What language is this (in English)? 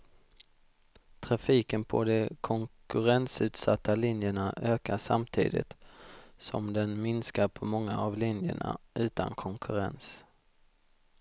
Swedish